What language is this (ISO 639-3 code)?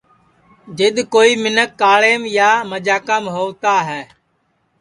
ssi